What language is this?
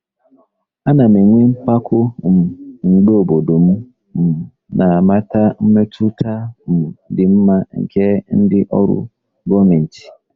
Igbo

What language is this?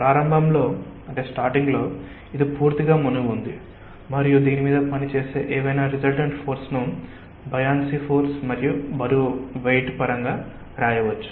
Telugu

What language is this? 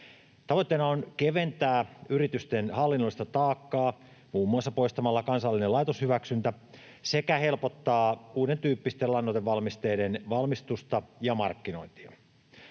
Finnish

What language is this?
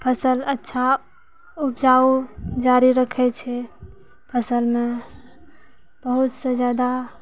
Maithili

